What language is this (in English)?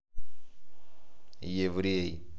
Russian